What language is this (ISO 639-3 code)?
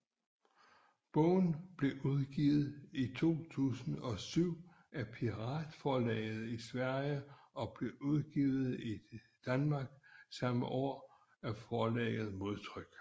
dan